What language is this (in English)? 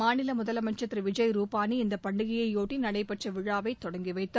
Tamil